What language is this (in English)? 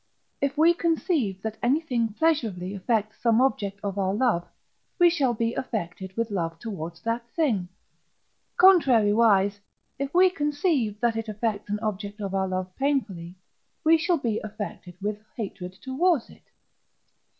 English